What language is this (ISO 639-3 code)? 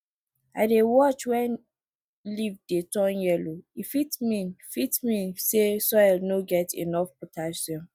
pcm